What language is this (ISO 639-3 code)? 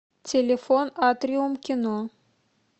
rus